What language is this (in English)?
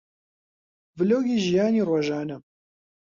Central Kurdish